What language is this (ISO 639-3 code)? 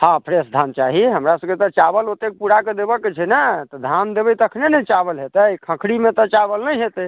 mai